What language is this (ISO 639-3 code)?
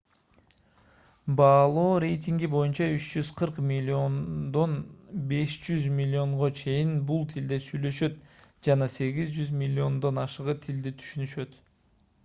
kir